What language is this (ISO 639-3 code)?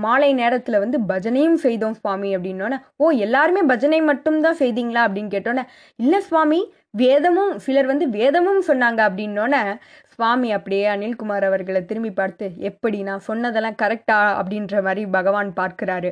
tam